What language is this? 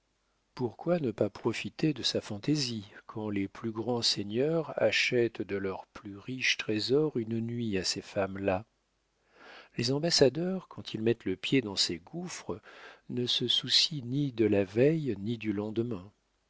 French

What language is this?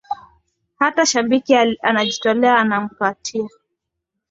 Swahili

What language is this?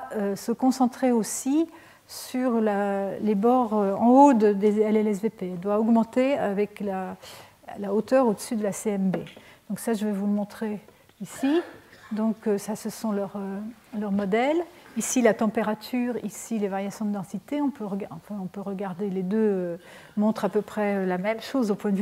French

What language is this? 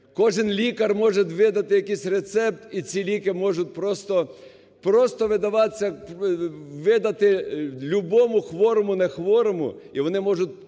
Ukrainian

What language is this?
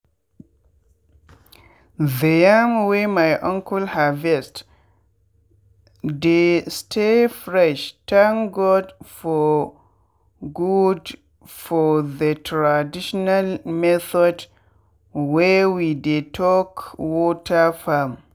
Nigerian Pidgin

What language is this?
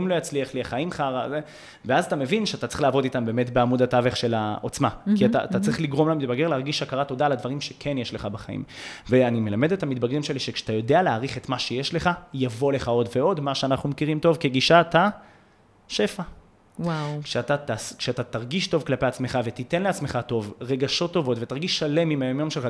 Hebrew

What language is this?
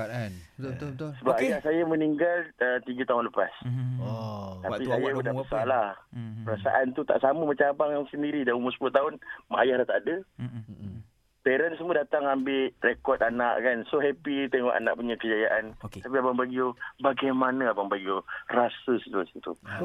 Malay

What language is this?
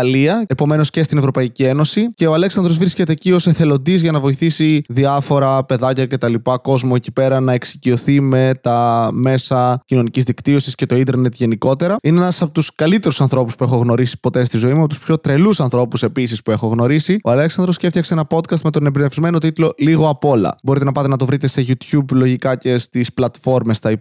Greek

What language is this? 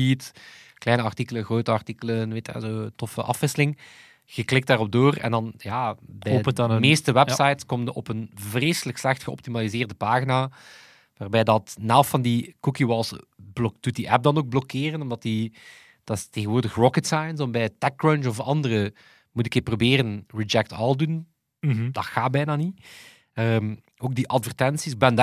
Dutch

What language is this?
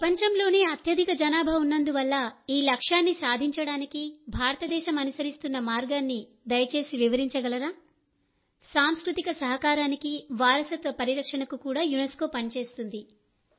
Telugu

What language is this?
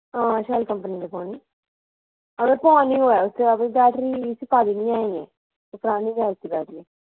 Dogri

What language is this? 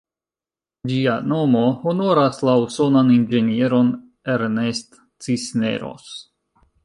Esperanto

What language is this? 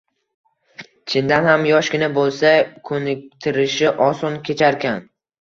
Uzbek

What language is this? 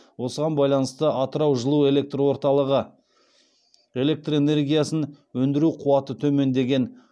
Kazakh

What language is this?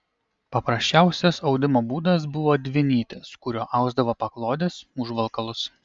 Lithuanian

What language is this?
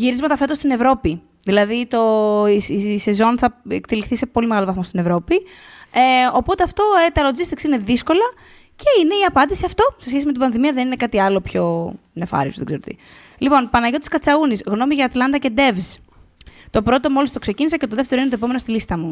Greek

